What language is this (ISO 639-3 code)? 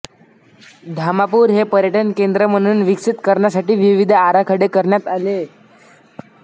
mar